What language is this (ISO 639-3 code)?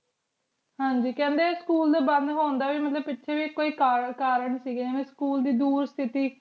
pan